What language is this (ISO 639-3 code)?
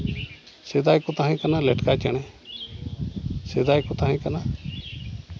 sat